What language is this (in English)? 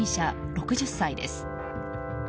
Japanese